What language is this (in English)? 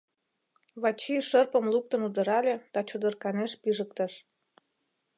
Mari